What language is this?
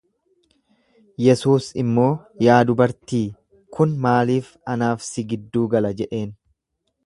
Oromo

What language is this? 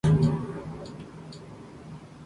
Spanish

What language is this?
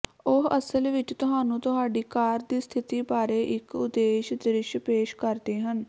Punjabi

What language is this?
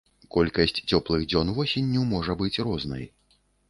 Belarusian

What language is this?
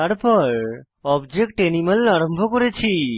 Bangla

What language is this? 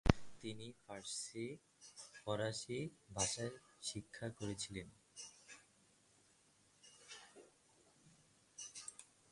Bangla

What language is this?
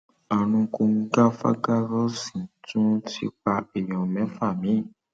Yoruba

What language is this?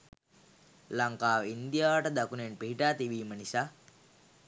Sinhala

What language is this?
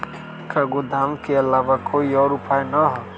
Magahi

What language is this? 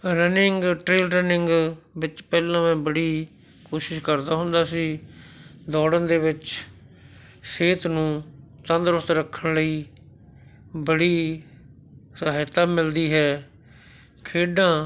Punjabi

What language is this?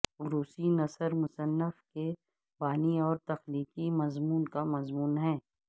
Urdu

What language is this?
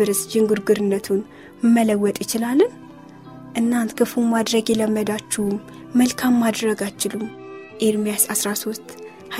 Amharic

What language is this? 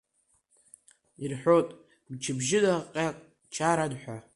Abkhazian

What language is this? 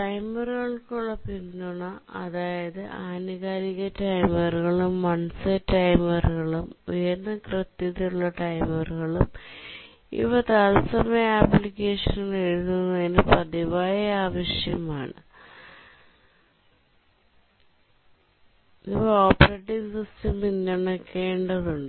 Malayalam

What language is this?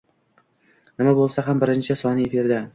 Uzbek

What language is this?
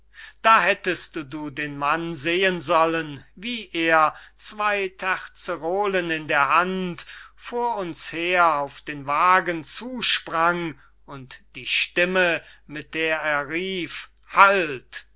German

